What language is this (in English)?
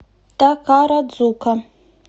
Russian